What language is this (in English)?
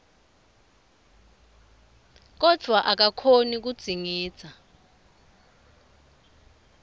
Swati